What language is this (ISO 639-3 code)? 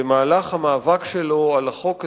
heb